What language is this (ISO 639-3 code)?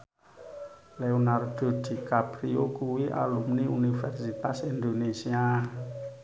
jav